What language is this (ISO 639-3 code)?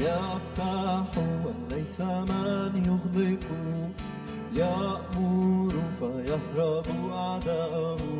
ara